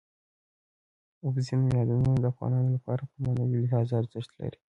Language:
Pashto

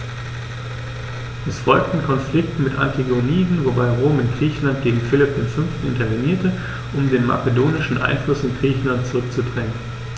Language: German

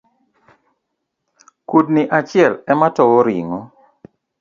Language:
Luo (Kenya and Tanzania)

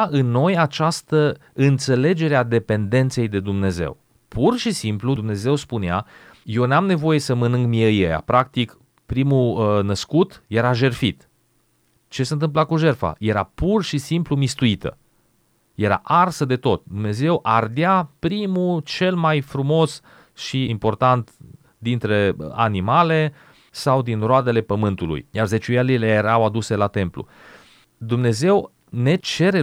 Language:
Romanian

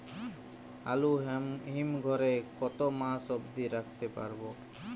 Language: Bangla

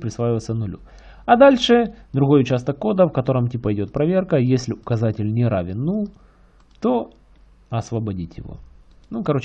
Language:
Russian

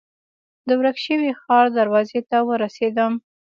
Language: Pashto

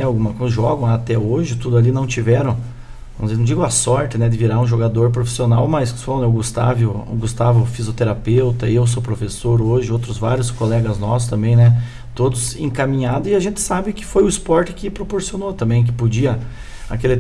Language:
Portuguese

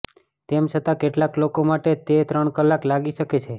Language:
Gujarati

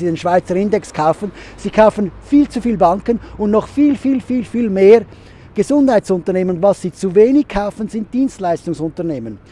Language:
German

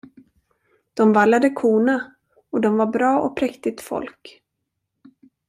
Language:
Swedish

